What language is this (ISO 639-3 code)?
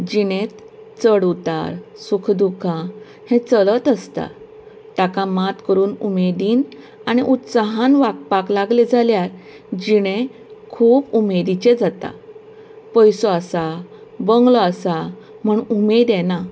kok